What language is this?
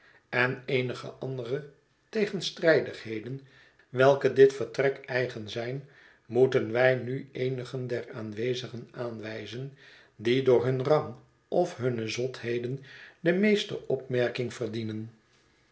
Dutch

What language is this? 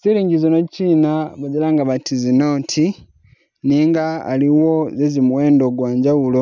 Masaaba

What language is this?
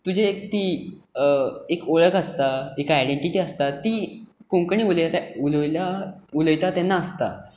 Konkani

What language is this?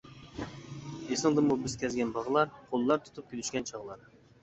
Uyghur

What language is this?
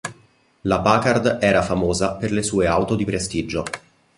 Italian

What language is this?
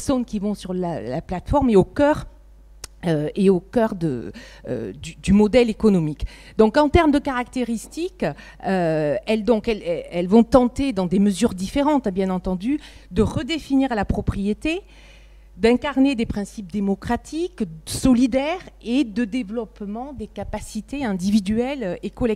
French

